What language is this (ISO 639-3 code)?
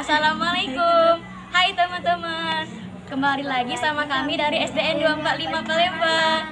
ind